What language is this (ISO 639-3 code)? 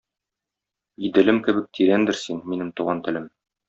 tat